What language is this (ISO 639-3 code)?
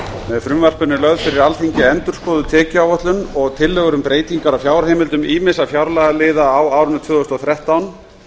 isl